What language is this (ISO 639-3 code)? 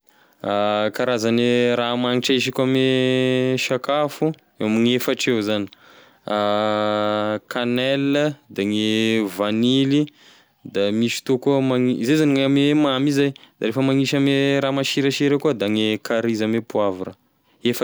tkg